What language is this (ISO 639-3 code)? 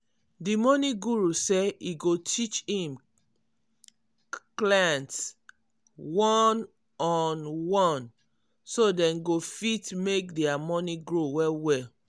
pcm